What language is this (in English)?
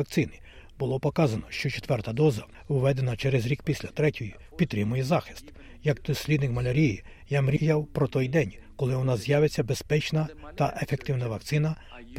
Ukrainian